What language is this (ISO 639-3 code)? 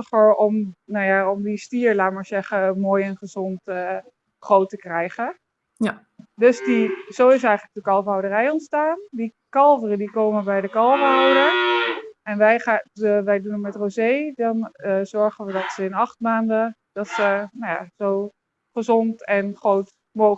nld